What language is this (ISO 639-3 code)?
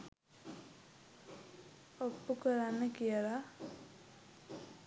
sin